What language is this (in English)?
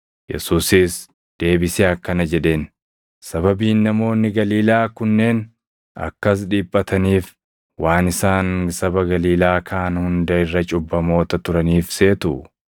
Oromo